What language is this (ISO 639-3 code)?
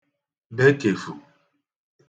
ibo